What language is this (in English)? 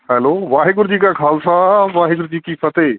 Punjabi